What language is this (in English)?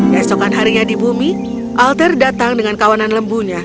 Indonesian